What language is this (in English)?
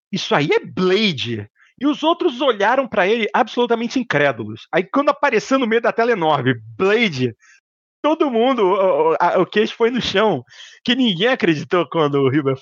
Portuguese